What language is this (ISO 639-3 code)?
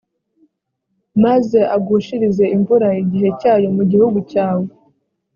kin